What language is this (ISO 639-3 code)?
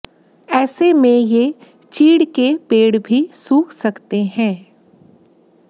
hin